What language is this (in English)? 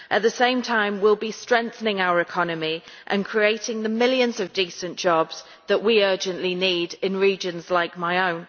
English